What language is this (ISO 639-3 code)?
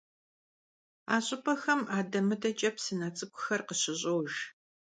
kbd